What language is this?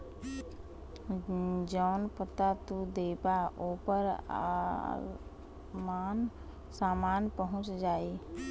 Bhojpuri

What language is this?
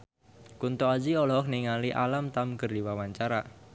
Sundanese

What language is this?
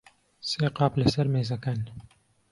Central Kurdish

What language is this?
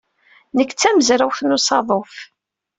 Kabyle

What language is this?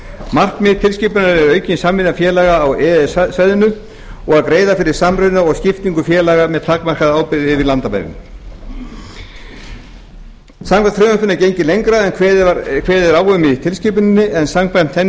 Icelandic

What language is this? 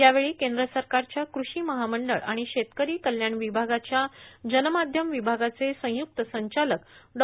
Marathi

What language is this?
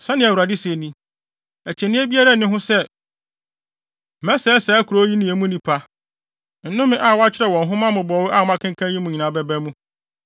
Akan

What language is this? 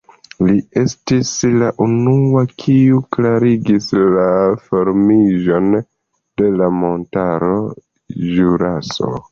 Esperanto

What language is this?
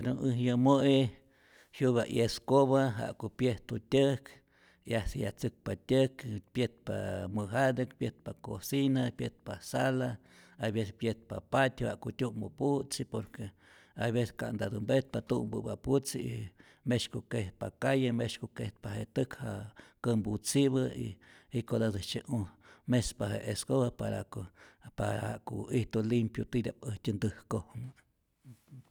Rayón Zoque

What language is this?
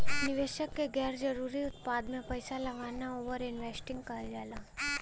Bhojpuri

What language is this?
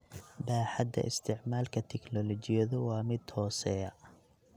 Somali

